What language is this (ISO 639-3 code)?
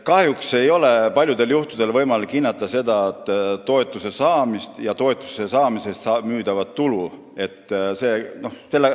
est